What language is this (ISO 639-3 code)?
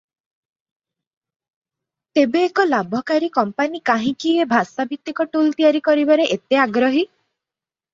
ori